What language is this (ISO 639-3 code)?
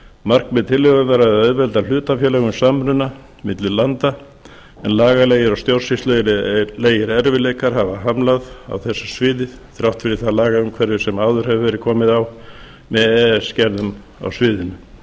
isl